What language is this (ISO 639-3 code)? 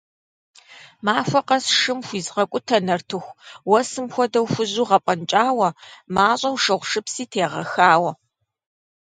kbd